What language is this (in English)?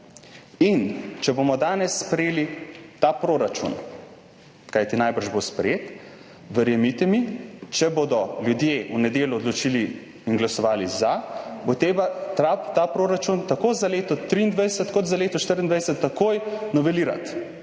Slovenian